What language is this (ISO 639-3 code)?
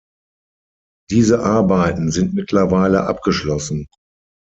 deu